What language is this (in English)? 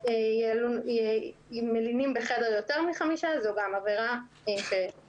Hebrew